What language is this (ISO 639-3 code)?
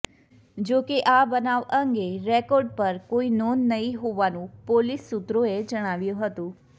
guj